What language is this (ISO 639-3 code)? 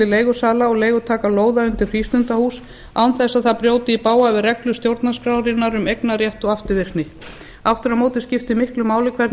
isl